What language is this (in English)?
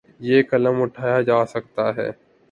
Urdu